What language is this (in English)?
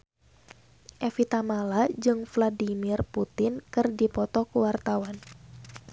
Sundanese